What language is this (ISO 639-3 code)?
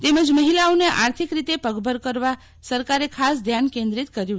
guj